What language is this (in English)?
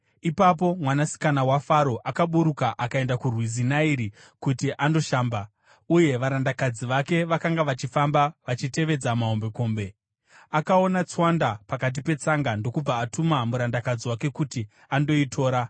Shona